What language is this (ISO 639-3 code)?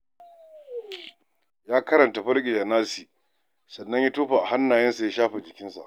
hau